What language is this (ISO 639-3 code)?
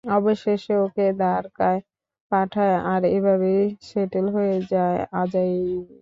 ben